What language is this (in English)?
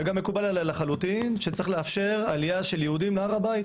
Hebrew